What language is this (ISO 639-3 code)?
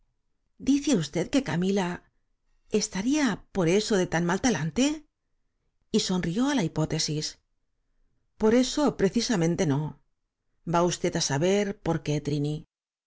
spa